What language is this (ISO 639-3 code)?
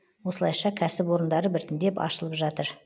kaz